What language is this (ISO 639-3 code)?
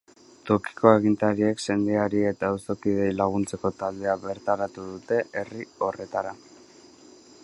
eus